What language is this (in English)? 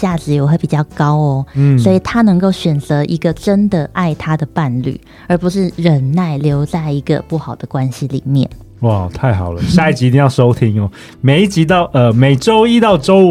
Chinese